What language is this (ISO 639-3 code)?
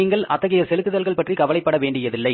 tam